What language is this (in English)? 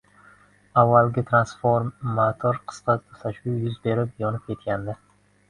Uzbek